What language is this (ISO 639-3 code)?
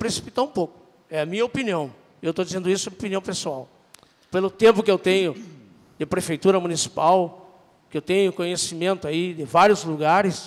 por